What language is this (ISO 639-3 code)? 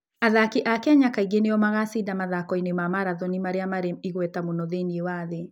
kik